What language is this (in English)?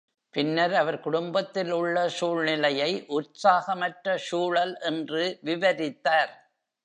Tamil